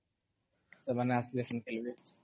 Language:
Odia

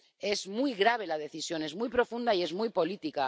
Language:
Spanish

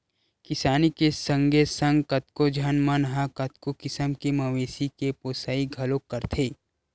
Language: Chhattisgarhi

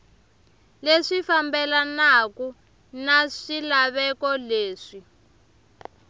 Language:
Tsonga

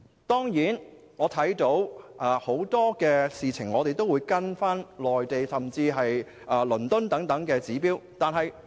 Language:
Cantonese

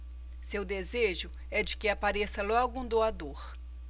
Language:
Portuguese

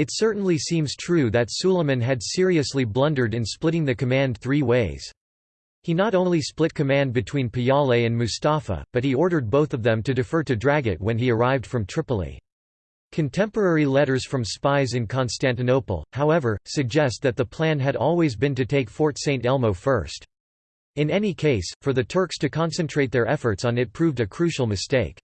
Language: English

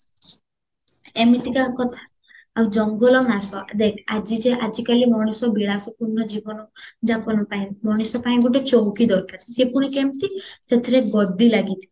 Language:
Odia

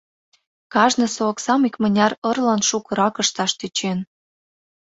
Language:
Mari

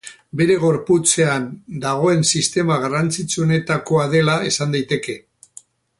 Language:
Basque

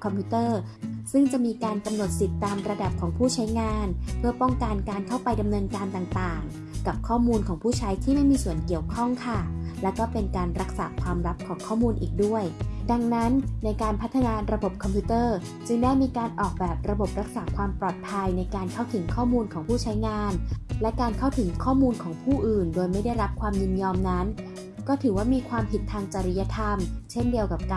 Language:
Thai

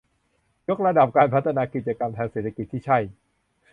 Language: Thai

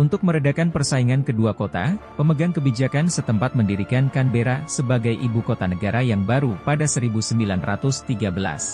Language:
Indonesian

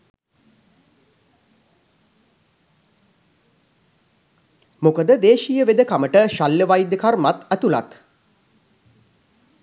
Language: Sinhala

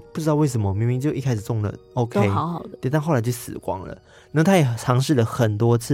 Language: Chinese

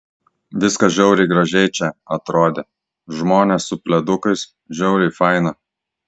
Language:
Lithuanian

